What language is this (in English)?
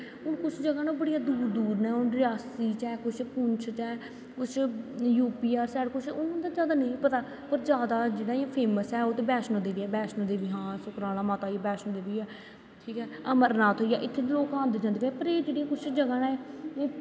Dogri